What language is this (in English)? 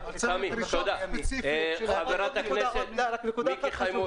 Hebrew